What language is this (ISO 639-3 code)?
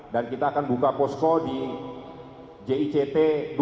ind